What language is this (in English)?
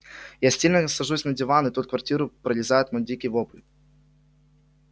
Russian